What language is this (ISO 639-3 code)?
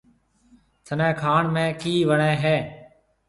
mve